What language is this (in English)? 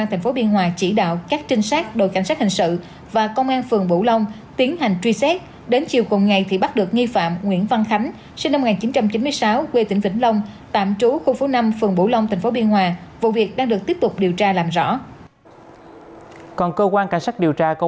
Vietnamese